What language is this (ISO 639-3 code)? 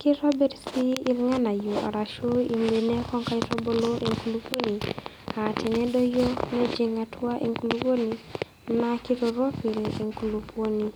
mas